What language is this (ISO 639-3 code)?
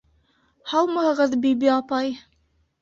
bak